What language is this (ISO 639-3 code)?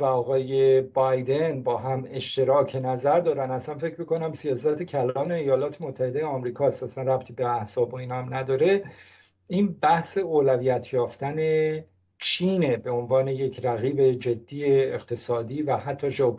fas